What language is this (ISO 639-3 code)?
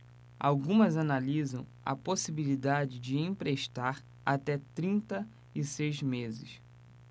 por